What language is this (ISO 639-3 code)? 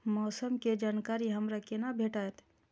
mai